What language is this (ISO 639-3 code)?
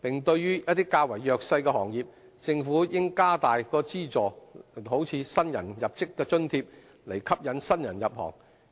yue